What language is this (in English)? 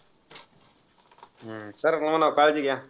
Marathi